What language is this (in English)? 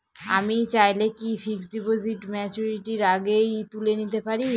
Bangla